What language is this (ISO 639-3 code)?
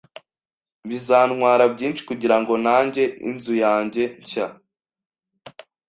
kin